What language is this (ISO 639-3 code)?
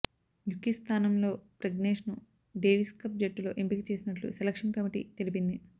tel